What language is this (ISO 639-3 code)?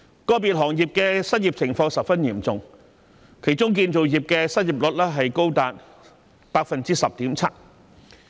yue